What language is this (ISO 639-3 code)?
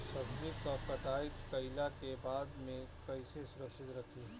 bho